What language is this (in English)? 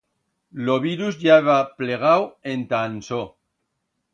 Aragonese